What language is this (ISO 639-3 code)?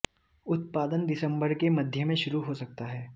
hin